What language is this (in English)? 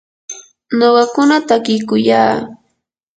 Yanahuanca Pasco Quechua